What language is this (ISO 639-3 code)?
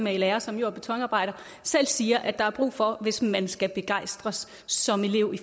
dan